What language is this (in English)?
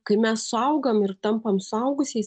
Lithuanian